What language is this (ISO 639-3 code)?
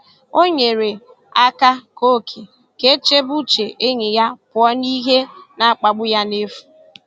ibo